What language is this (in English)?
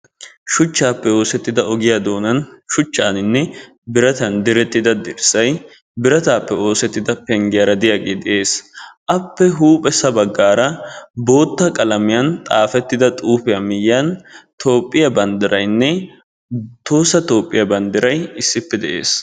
Wolaytta